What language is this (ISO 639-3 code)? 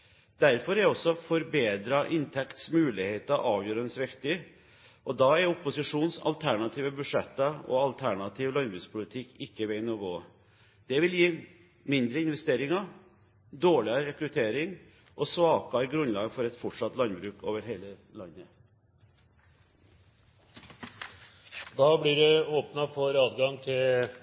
nor